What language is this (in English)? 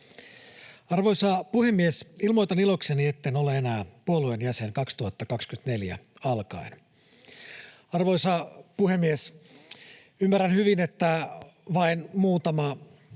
Finnish